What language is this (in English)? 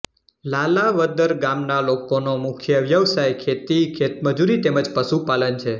Gujarati